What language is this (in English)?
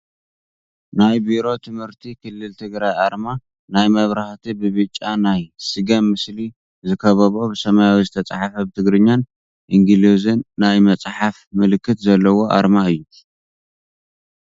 Tigrinya